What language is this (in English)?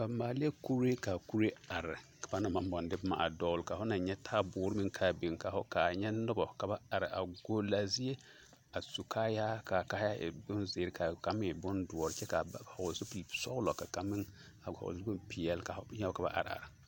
Southern Dagaare